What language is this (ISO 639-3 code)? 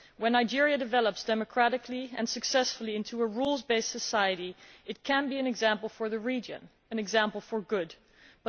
eng